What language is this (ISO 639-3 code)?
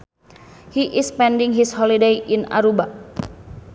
sun